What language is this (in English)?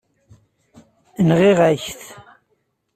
Kabyle